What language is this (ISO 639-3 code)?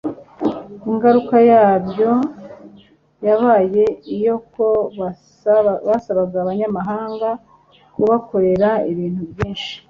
kin